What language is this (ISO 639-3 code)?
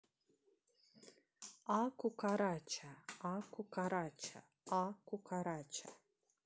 rus